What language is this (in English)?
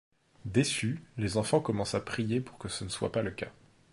French